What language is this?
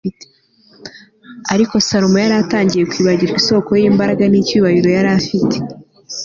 Kinyarwanda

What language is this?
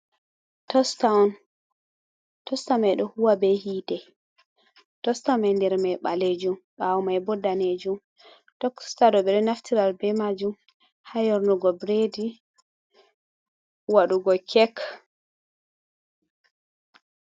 Fula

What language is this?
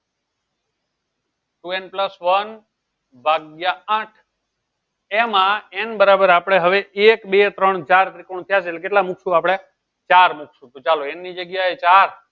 Gujarati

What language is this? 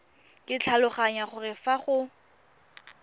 Tswana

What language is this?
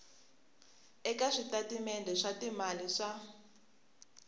Tsonga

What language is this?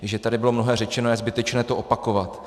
Czech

